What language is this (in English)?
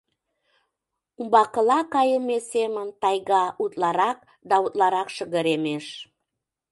Mari